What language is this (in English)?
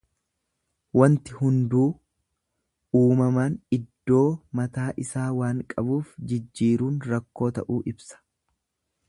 Oromo